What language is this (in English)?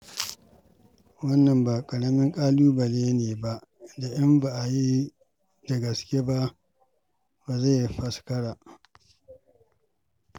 Hausa